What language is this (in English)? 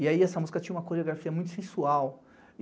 Portuguese